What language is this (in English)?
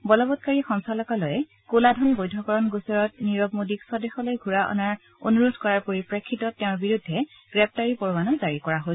Assamese